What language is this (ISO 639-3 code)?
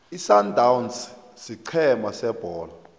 nbl